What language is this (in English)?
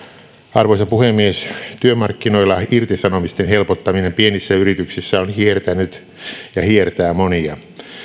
Finnish